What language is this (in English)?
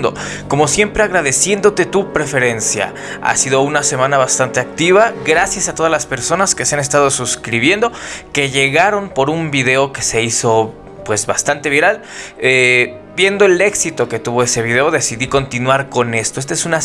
Spanish